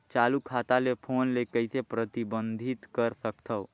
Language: Chhattisgarhi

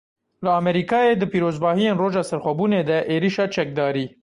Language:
Kurdish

